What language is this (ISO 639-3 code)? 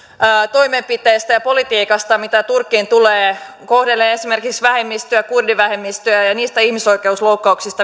fin